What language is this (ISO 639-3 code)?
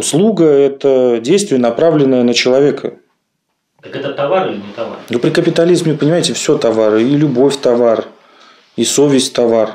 rus